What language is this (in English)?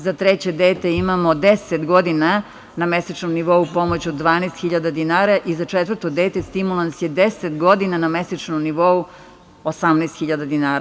Serbian